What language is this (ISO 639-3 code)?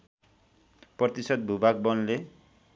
nep